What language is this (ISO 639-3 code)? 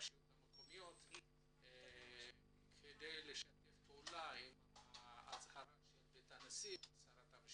heb